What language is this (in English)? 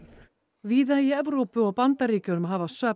Icelandic